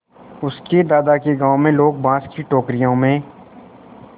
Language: Hindi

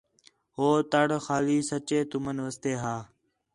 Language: Khetrani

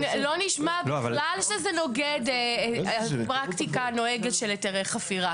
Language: Hebrew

